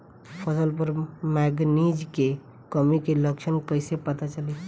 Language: Bhojpuri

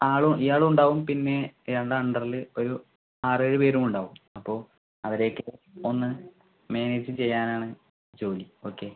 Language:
Malayalam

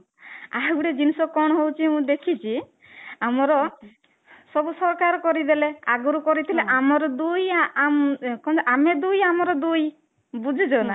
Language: Odia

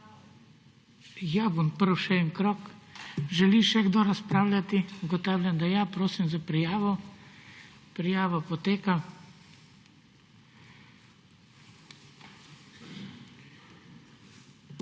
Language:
Slovenian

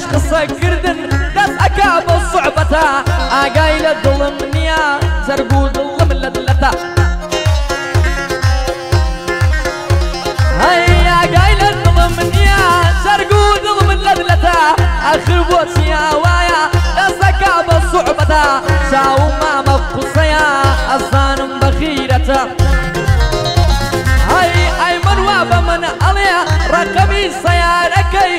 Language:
Arabic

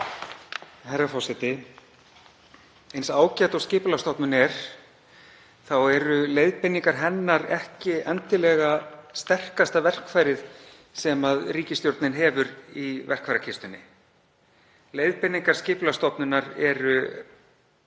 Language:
Icelandic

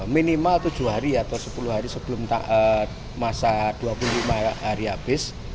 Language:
Indonesian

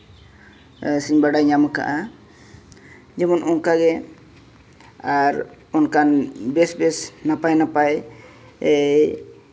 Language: Santali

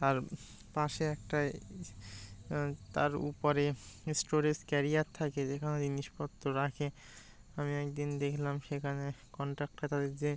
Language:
Bangla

